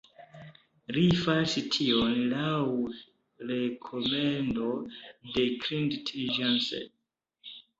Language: Esperanto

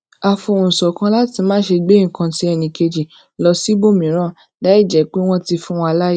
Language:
Yoruba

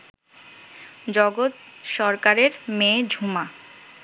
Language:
Bangla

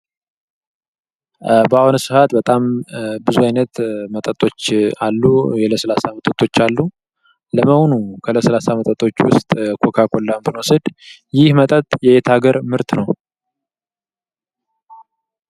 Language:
Amharic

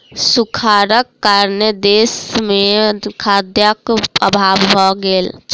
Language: Maithili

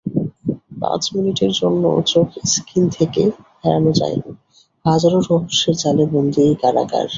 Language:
Bangla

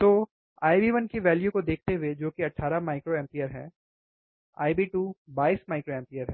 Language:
Hindi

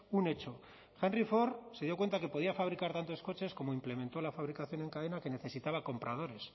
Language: Spanish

